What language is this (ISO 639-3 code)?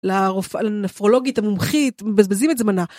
heb